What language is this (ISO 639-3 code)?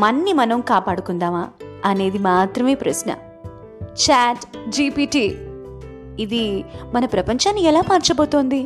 tel